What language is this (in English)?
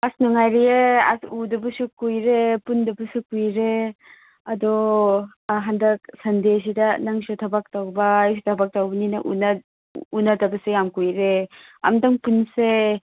Manipuri